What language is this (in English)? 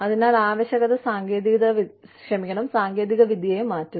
Malayalam